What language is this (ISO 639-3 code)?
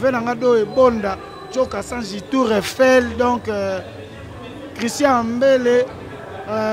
fra